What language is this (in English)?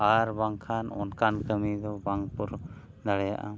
Santali